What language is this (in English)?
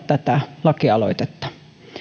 Finnish